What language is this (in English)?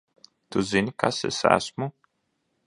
Latvian